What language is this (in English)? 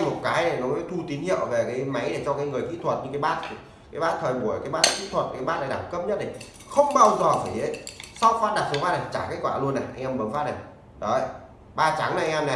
Vietnamese